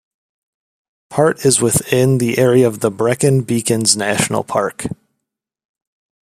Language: English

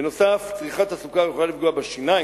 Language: Hebrew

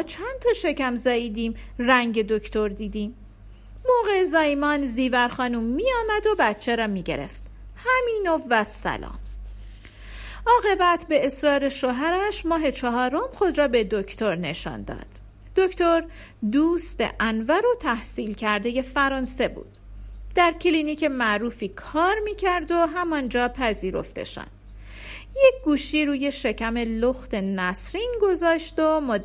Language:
Persian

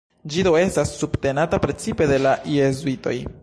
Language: Esperanto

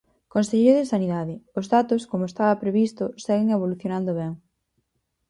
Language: Galician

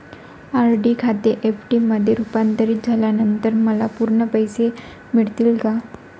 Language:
Marathi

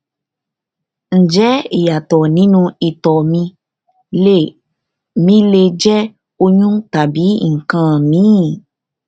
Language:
Yoruba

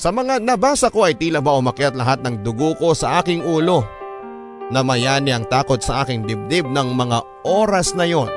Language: Filipino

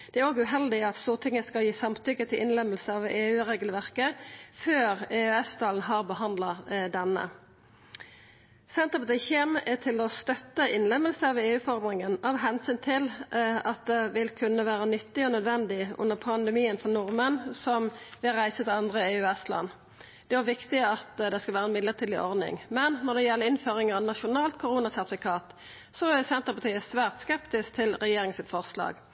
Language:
Norwegian Nynorsk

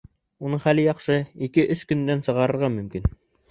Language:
Bashkir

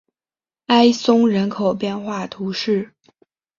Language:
Chinese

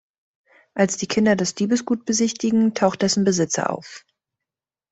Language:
German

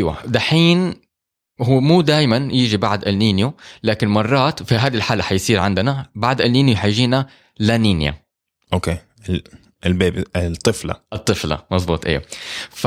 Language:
Arabic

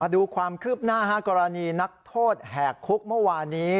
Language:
Thai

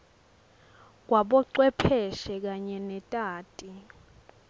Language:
Swati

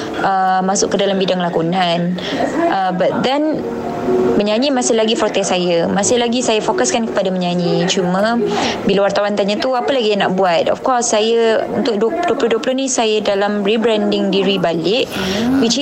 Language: Malay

